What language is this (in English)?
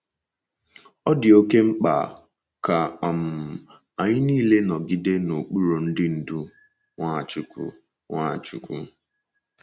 Igbo